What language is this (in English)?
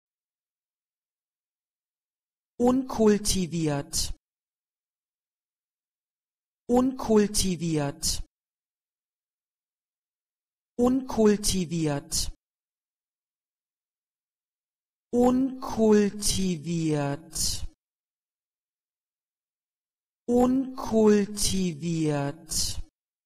German